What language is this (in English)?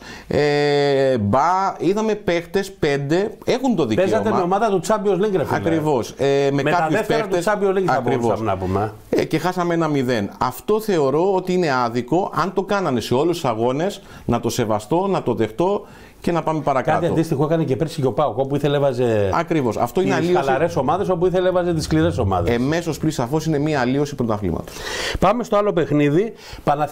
Greek